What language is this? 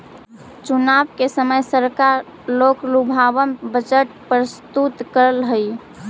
Magahi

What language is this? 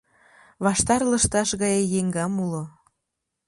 Mari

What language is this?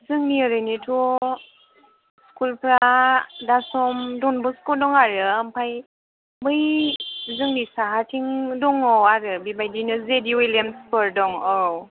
Bodo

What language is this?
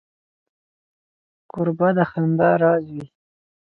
Pashto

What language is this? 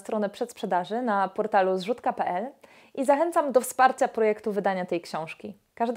Polish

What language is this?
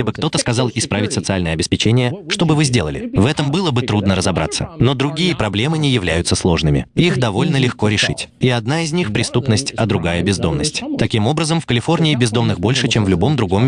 Russian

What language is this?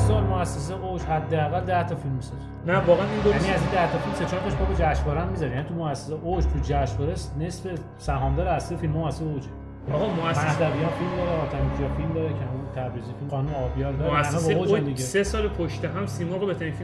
Persian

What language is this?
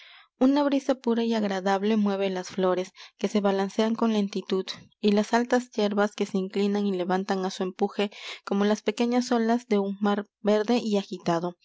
Spanish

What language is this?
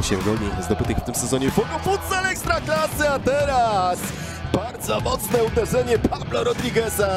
Polish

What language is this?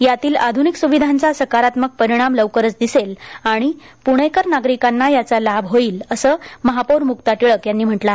Marathi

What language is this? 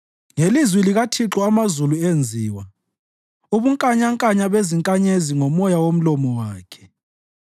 North Ndebele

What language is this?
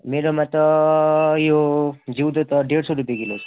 Nepali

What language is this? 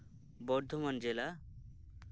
Santali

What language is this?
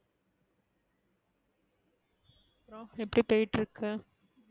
Tamil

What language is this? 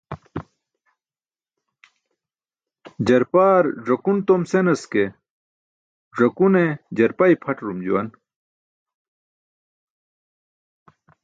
Burushaski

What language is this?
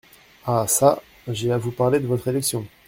French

